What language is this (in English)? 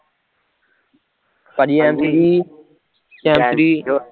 Punjabi